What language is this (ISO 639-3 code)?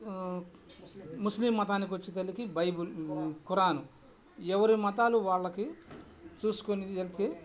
tel